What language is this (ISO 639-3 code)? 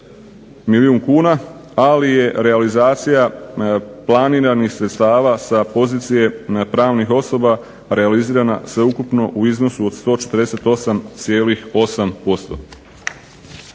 hrv